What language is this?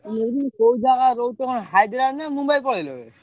Odia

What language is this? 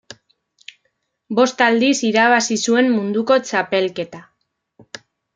Basque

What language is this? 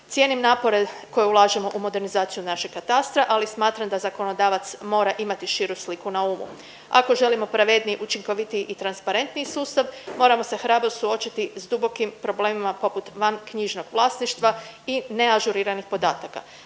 Croatian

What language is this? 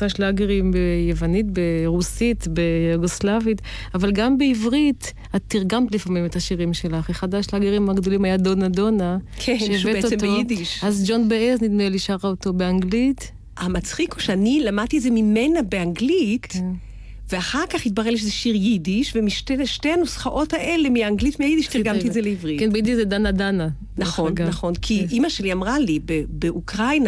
Hebrew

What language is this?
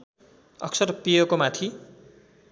Nepali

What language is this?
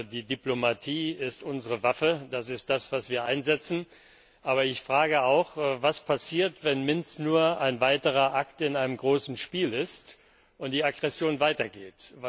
German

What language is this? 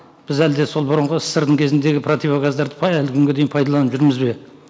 Kazakh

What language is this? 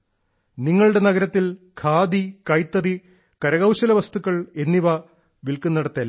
Malayalam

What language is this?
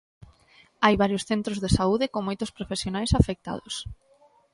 Galician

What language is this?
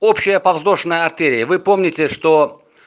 Russian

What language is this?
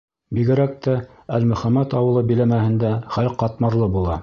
Bashkir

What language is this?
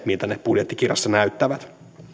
Finnish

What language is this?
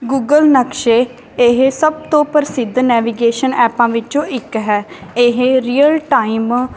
Punjabi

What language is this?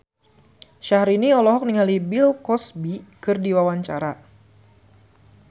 Sundanese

